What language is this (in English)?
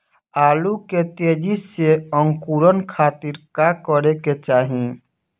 Bhojpuri